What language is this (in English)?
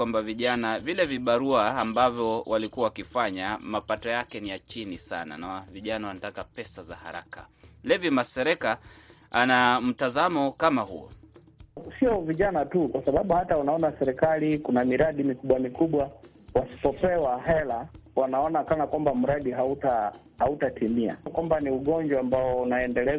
Swahili